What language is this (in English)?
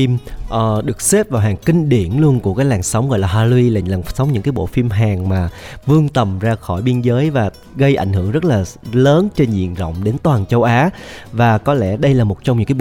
Vietnamese